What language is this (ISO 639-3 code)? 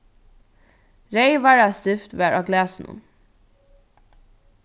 fao